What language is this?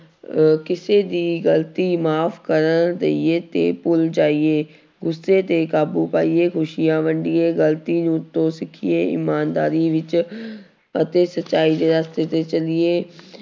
Punjabi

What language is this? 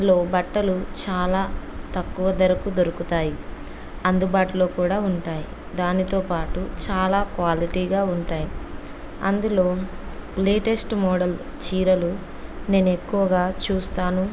Telugu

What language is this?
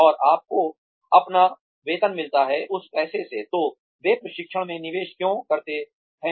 Hindi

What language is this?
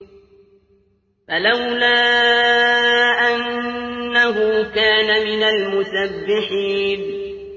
Arabic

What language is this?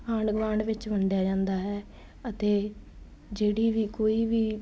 Punjabi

